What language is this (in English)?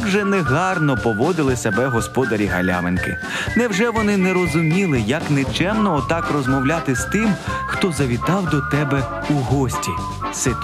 Ukrainian